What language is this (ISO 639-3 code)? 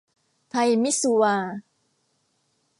tha